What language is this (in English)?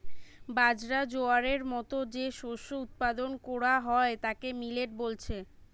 Bangla